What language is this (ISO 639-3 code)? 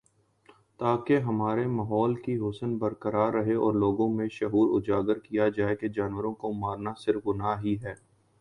urd